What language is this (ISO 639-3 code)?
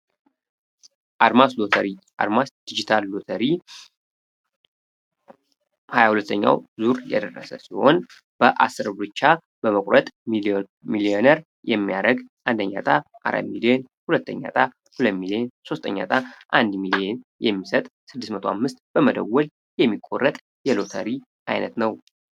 amh